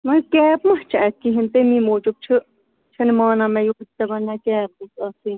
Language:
Kashmiri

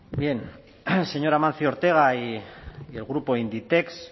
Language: Spanish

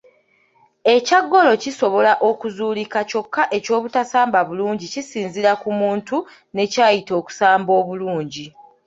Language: Ganda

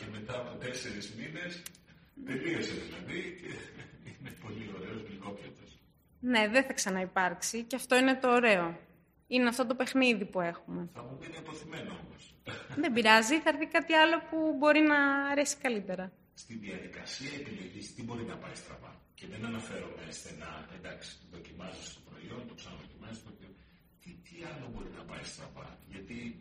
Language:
Greek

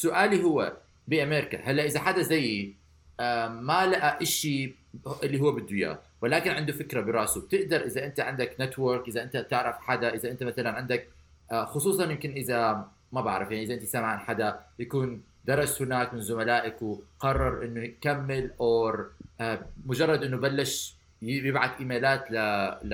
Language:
Arabic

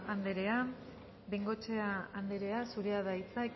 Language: Basque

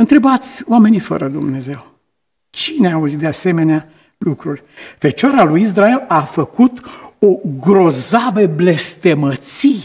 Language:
Romanian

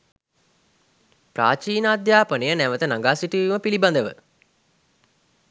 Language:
Sinhala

